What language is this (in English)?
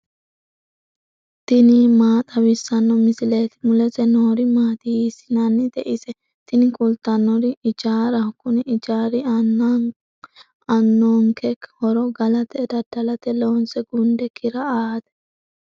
Sidamo